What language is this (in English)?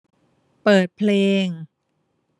Thai